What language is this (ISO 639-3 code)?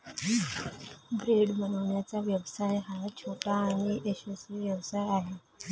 mar